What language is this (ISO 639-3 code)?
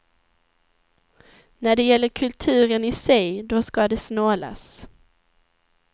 swe